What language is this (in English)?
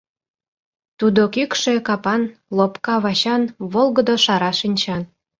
Mari